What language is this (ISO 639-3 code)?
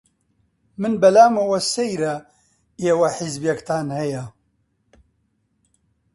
ckb